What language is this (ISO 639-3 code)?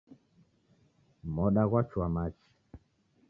dav